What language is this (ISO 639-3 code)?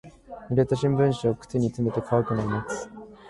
jpn